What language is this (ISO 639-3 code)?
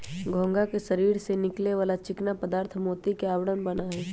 mag